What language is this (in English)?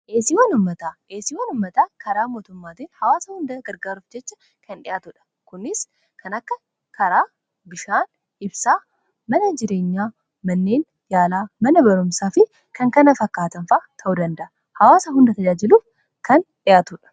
Oromo